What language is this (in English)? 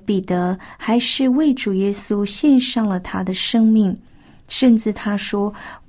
Chinese